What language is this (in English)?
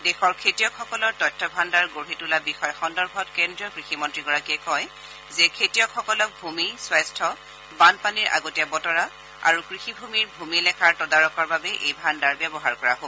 Assamese